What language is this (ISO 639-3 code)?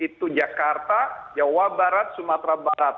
ind